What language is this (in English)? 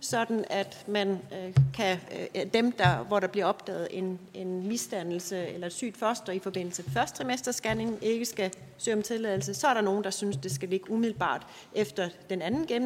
Danish